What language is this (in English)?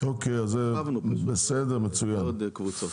Hebrew